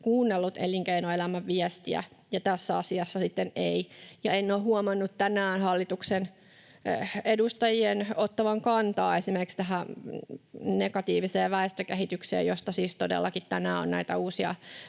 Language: Finnish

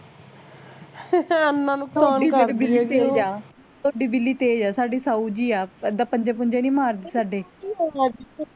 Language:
Punjabi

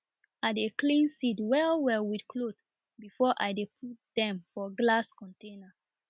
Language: Nigerian Pidgin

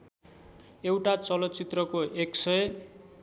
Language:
Nepali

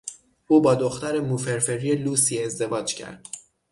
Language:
Persian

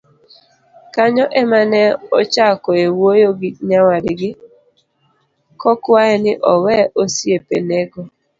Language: Luo (Kenya and Tanzania)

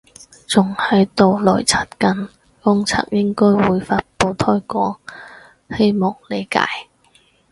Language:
Cantonese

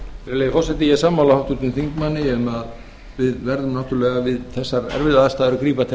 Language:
Icelandic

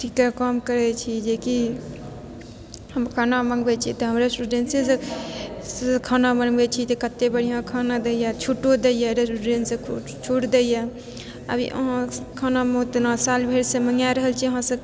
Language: Maithili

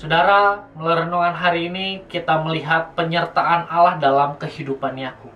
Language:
Indonesian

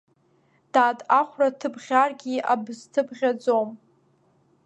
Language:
Abkhazian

